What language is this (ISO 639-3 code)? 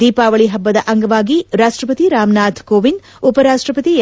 kan